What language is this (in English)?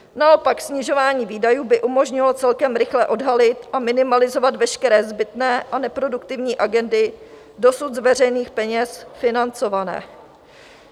Czech